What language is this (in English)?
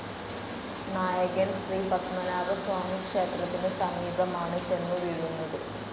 Malayalam